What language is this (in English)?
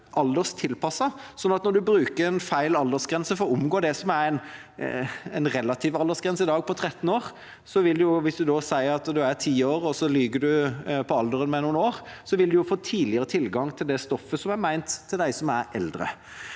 Norwegian